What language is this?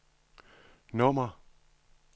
Danish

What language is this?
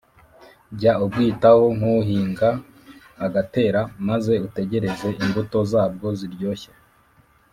Kinyarwanda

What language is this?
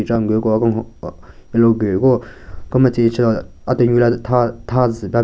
Southern Rengma Naga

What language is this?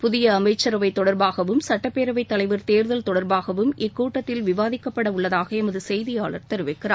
Tamil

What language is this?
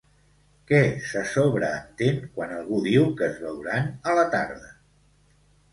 Catalan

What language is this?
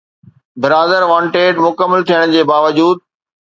Sindhi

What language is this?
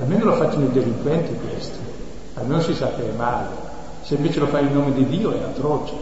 Italian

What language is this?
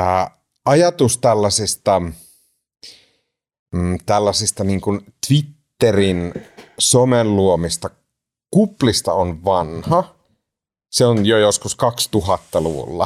Finnish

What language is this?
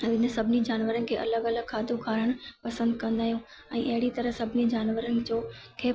Sindhi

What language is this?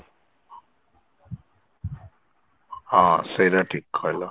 Odia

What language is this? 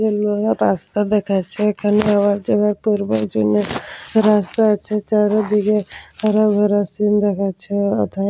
Bangla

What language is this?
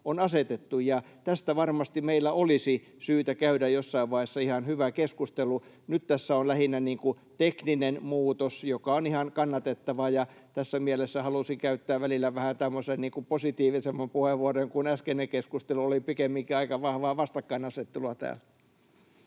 Finnish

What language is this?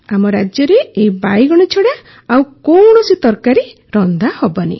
Odia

